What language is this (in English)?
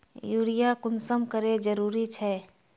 Magahi